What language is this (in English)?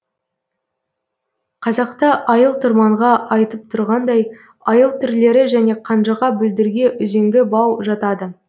Kazakh